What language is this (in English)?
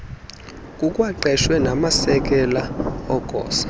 Xhosa